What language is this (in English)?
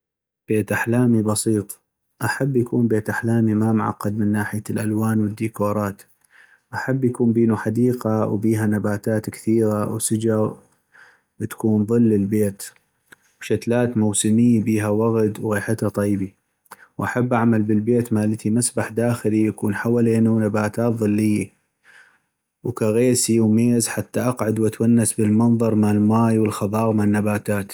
North Mesopotamian Arabic